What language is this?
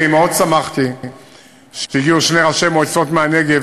Hebrew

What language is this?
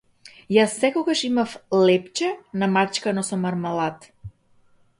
Macedonian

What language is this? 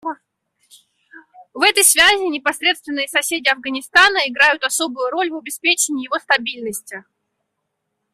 Russian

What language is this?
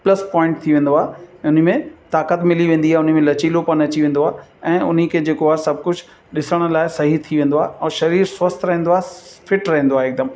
Sindhi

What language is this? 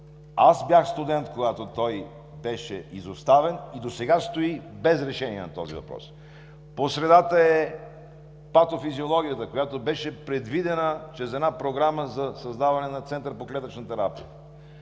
Bulgarian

